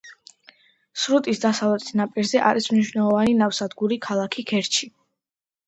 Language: Georgian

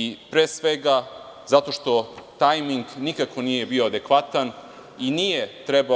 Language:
Serbian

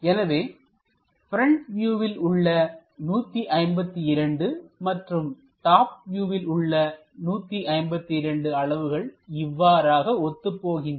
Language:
Tamil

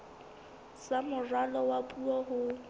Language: Southern Sotho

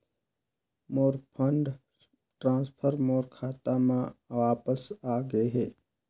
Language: Chhattisgarhi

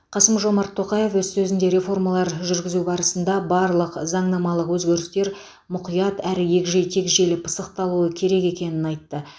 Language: Kazakh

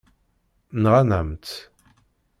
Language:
Kabyle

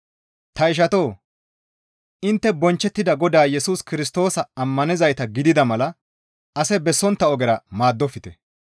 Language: Gamo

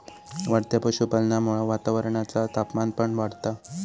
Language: Marathi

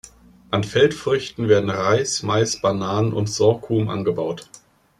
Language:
German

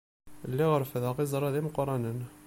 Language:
Kabyle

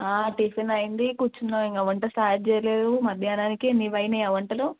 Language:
Telugu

